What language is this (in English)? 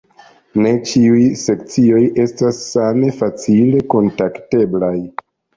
Esperanto